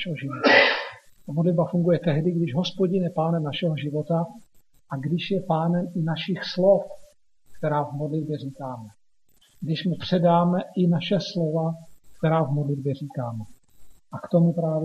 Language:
Czech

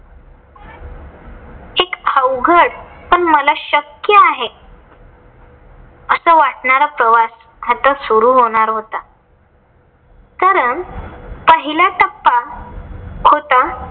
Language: Marathi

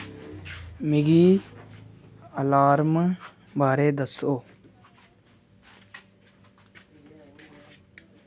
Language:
Dogri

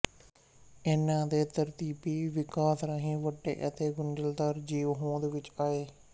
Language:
Punjabi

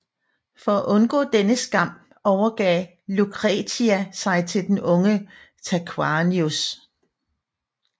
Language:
Danish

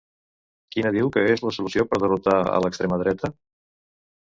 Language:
Catalan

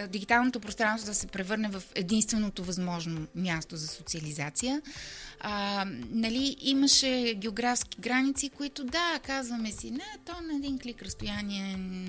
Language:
Bulgarian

